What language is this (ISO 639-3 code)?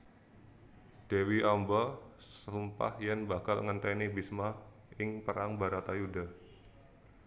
jav